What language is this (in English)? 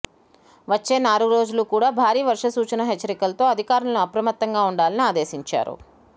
Telugu